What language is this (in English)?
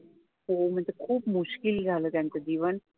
Marathi